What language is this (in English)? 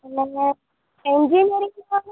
Gujarati